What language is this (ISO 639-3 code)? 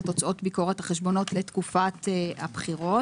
heb